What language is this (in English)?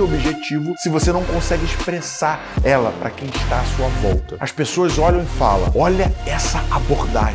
Portuguese